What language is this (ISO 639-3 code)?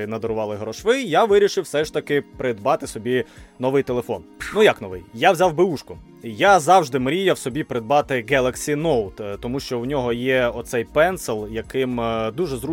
ukr